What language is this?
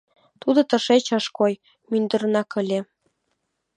Mari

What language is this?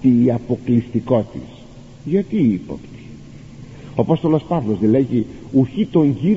Greek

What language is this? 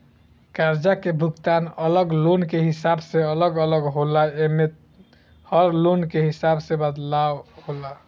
Bhojpuri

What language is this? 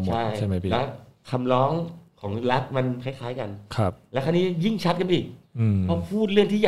Thai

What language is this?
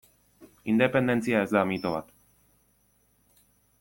Basque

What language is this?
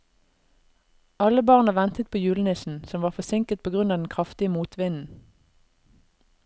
Norwegian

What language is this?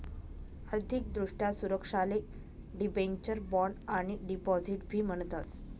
Marathi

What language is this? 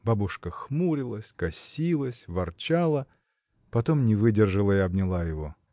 Russian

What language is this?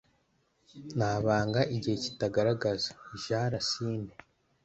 Kinyarwanda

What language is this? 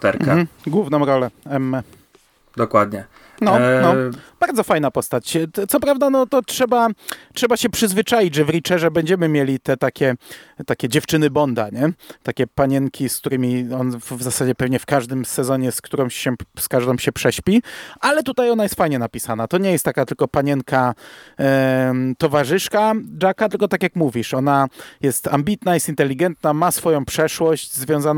Polish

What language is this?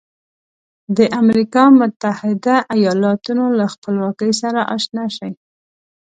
Pashto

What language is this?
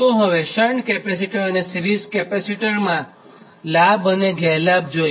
Gujarati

